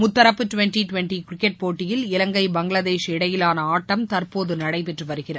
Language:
Tamil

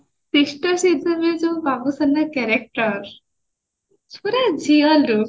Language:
Odia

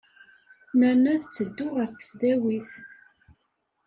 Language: Kabyle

